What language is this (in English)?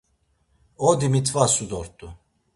Laz